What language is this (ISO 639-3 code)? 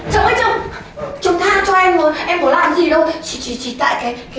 vie